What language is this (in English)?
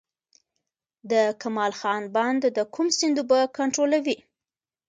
Pashto